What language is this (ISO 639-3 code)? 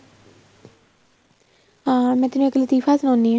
pan